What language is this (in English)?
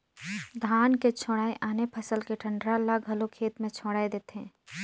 Chhattisgarhi